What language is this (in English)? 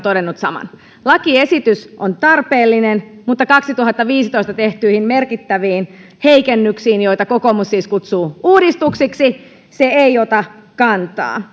Finnish